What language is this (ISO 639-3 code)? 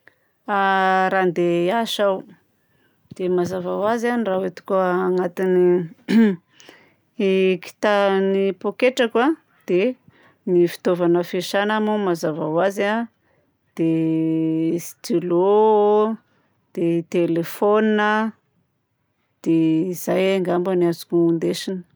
bzc